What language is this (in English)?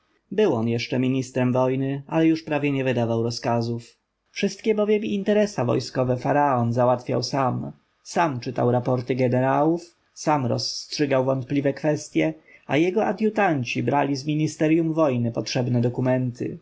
Polish